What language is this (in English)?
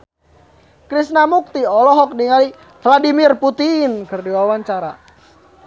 Sundanese